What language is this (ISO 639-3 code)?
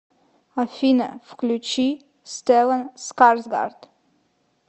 rus